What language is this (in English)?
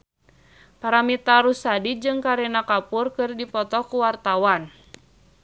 Sundanese